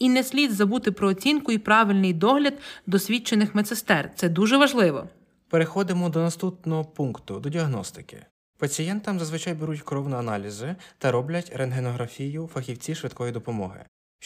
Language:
Ukrainian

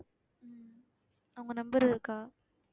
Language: Tamil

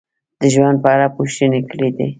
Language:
Pashto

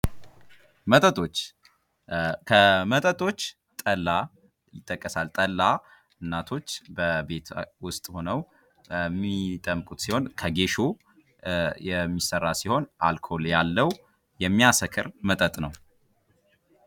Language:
Amharic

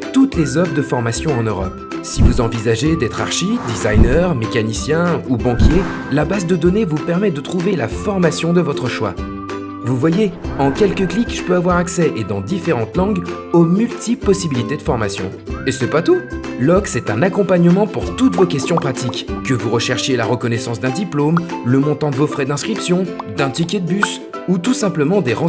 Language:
French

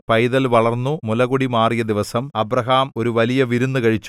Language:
Malayalam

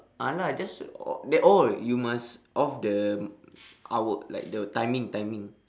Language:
English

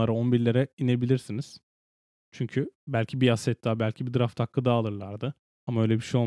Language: Turkish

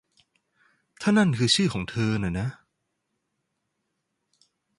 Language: Thai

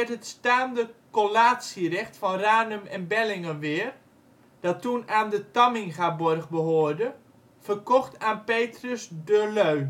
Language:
Dutch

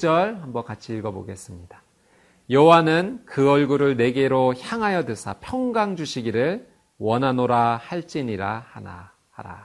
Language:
Korean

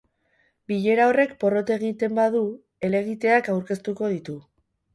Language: Basque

